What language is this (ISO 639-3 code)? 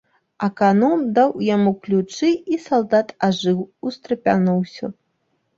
bel